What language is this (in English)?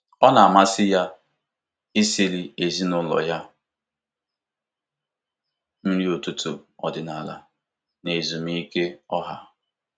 Igbo